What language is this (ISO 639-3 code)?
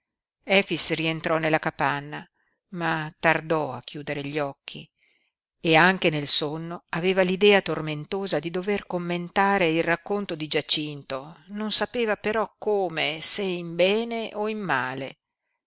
ita